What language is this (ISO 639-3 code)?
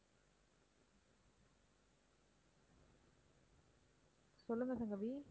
tam